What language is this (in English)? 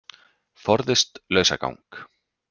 Icelandic